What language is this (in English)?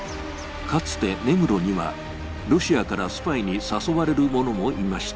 Japanese